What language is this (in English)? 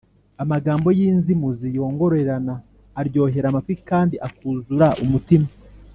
Kinyarwanda